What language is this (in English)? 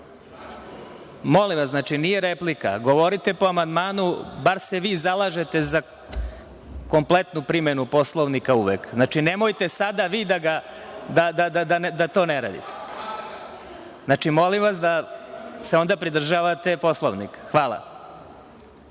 Serbian